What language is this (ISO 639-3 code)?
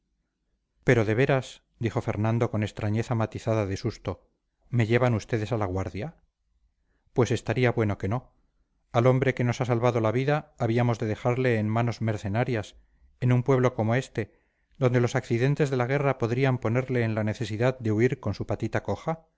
spa